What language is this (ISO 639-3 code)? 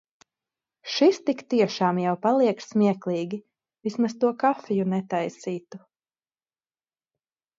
lav